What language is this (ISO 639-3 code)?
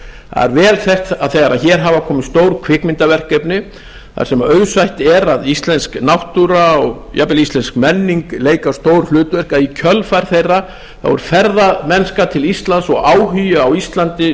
isl